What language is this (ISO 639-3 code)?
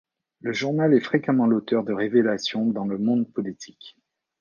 fra